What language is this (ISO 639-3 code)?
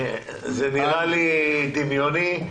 heb